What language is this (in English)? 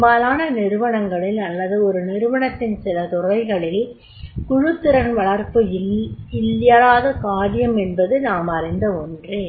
Tamil